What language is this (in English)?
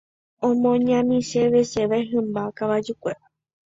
Guarani